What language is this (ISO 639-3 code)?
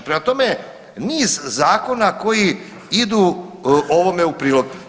hrv